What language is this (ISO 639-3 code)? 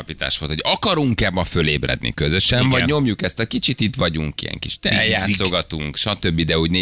hun